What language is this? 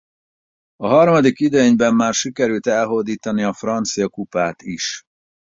Hungarian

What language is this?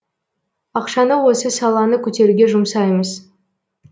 Kazakh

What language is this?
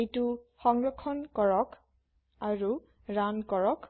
Assamese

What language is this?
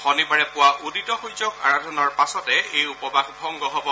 Assamese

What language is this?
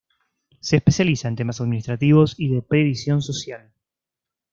Spanish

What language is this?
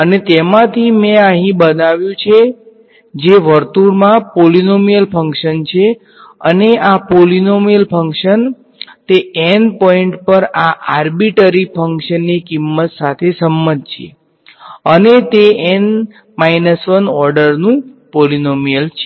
Gujarati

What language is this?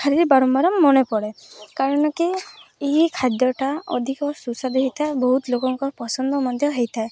Odia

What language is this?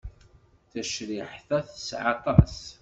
Kabyle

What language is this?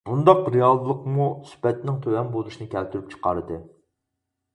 Uyghur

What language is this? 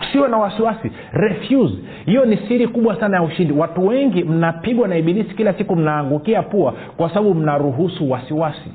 Swahili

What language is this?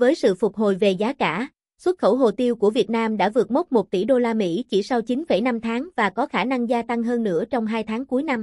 Vietnamese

